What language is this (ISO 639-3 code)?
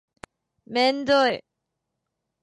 jpn